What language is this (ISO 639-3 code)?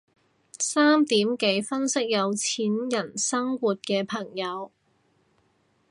yue